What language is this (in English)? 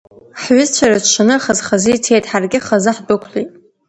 Abkhazian